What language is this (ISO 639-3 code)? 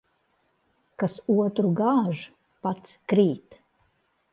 lav